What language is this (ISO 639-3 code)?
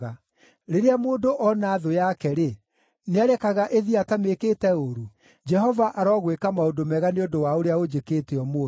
kik